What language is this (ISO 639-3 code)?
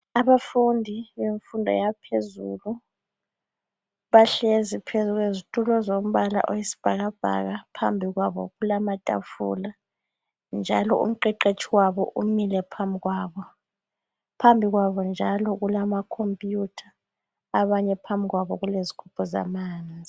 nde